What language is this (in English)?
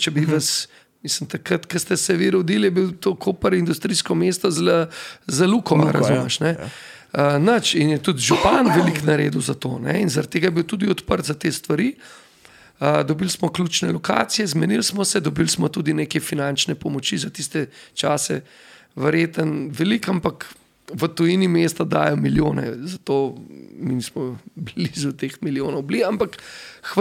Slovak